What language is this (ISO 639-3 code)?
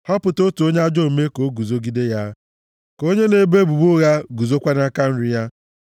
ibo